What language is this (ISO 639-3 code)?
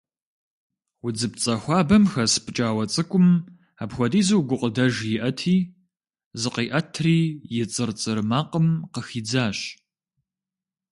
kbd